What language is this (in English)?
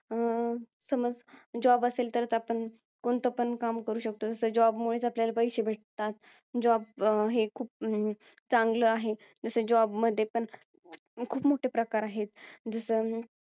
Marathi